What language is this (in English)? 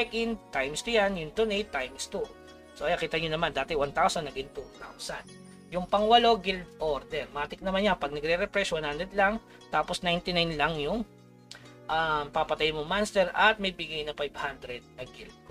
Filipino